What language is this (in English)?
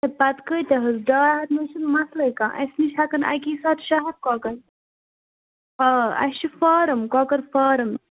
Kashmiri